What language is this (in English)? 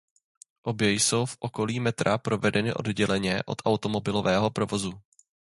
Czech